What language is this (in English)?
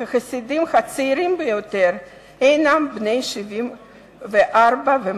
Hebrew